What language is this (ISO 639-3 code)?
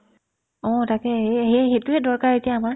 asm